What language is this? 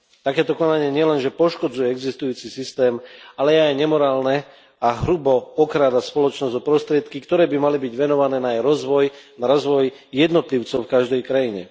Slovak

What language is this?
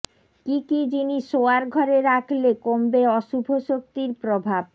Bangla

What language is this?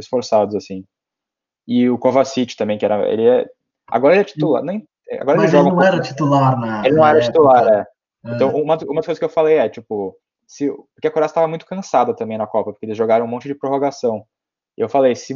Portuguese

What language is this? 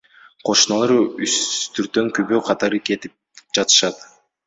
Kyrgyz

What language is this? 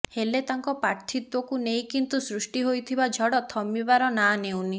Odia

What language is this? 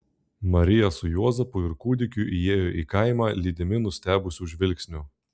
Lithuanian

